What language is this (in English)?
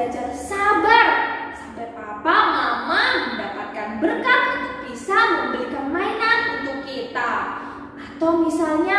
Indonesian